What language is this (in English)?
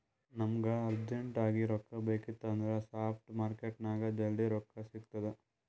Kannada